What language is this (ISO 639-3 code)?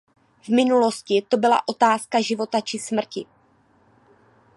ces